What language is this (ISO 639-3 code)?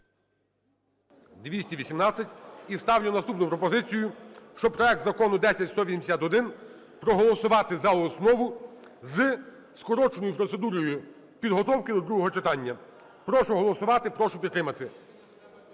ukr